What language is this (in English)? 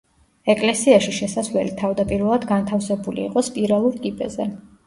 Georgian